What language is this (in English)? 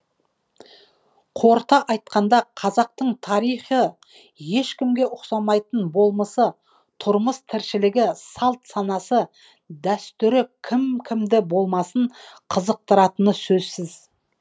Kazakh